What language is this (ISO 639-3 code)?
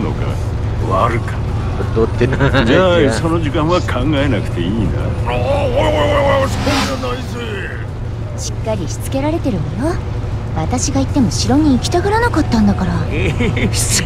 jpn